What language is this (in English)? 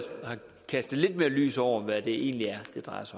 Danish